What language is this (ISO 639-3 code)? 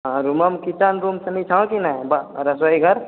mai